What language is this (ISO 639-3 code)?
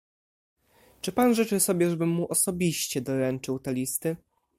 pol